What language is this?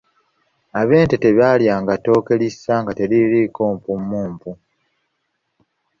Ganda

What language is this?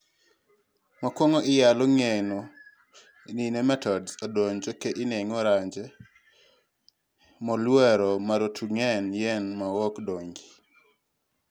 Luo (Kenya and Tanzania)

